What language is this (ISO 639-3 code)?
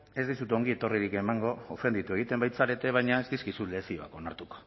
eus